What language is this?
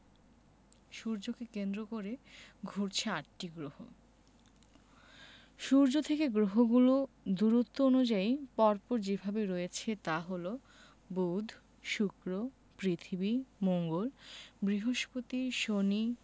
Bangla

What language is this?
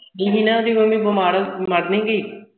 Punjabi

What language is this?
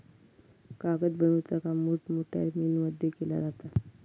Marathi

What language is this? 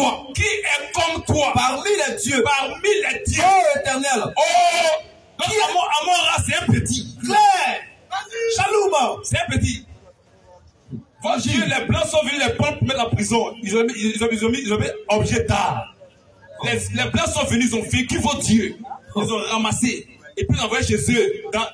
French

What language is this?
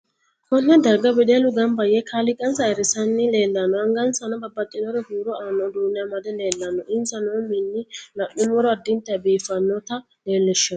Sidamo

